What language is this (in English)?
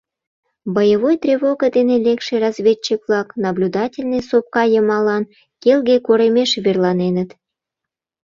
Mari